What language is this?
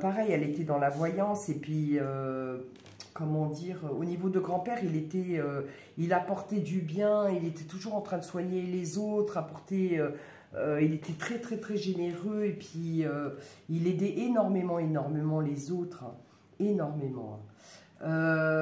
French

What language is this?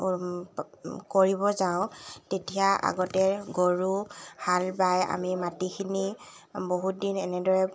Assamese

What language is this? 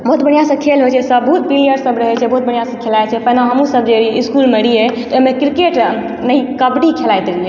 Maithili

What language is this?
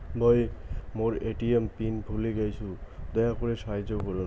Bangla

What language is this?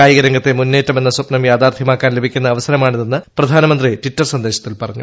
Malayalam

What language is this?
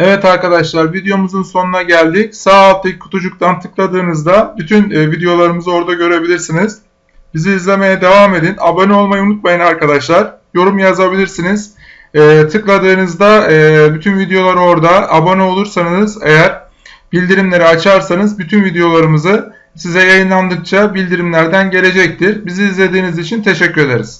Turkish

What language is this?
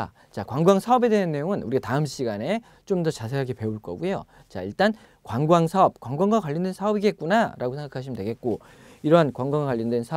Korean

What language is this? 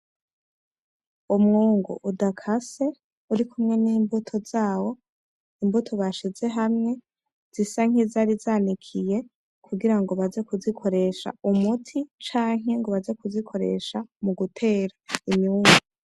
Rundi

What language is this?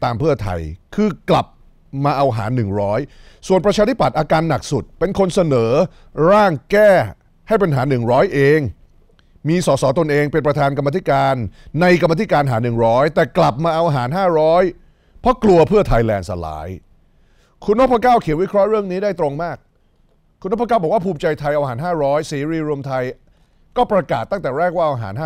Thai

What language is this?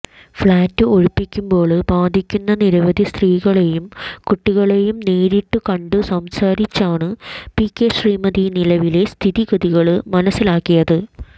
Malayalam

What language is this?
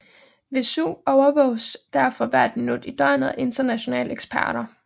Danish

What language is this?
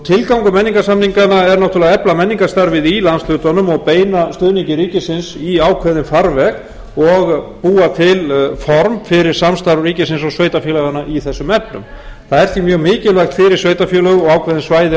Icelandic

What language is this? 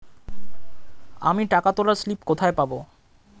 Bangla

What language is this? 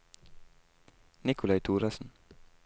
Norwegian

